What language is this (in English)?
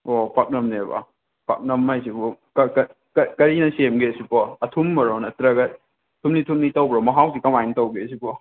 Manipuri